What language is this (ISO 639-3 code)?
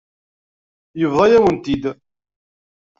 kab